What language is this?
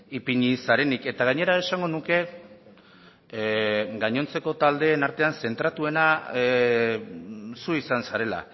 Basque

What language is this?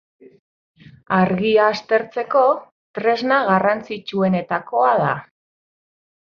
Basque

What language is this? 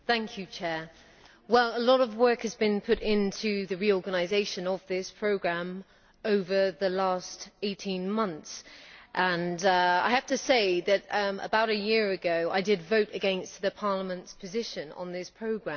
English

